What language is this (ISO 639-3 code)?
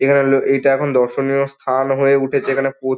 ben